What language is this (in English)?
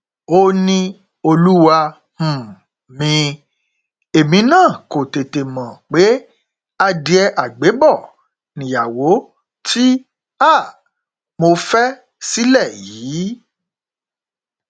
Yoruba